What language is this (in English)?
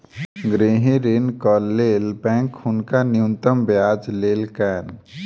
Maithili